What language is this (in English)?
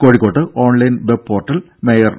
Malayalam